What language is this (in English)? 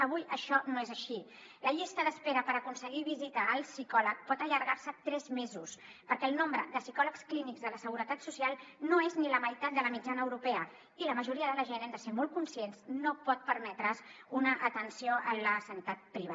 Catalan